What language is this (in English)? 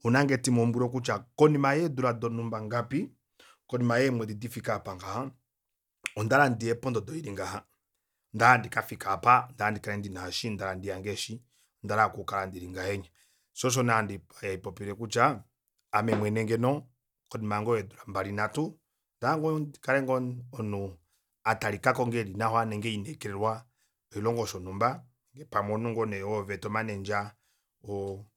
Kuanyama